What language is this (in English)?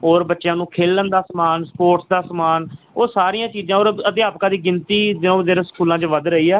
Punjabi